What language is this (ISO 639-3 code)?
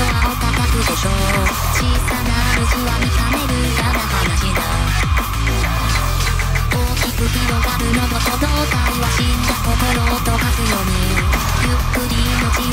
jpn